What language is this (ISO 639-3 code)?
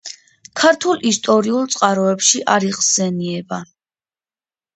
kat